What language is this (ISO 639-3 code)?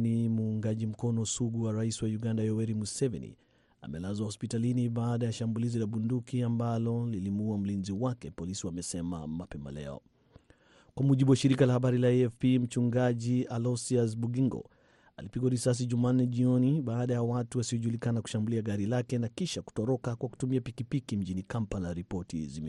swa